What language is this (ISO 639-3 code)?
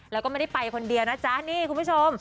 tha